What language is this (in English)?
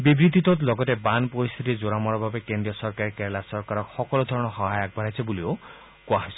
Assamese